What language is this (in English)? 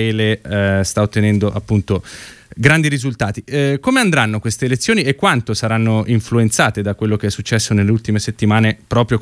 Italian